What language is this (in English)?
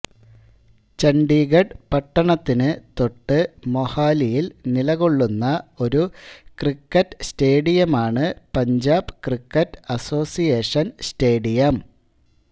Malayalam